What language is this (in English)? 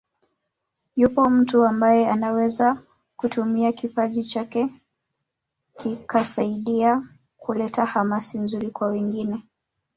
Swahili